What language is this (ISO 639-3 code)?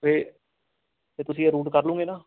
pan